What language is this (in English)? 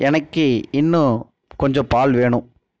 Tamil